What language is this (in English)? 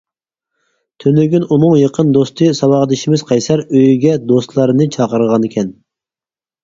Uyghur